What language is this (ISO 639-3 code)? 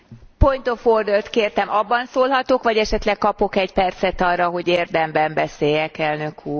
hun